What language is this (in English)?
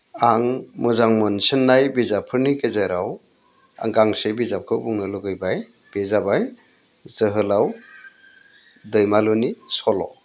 Bodo